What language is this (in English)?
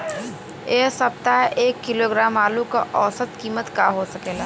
Bhojpuri